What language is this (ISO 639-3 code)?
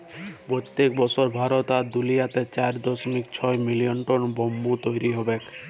ben